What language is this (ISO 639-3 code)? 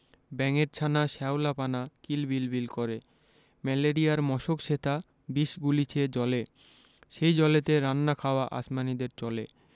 ben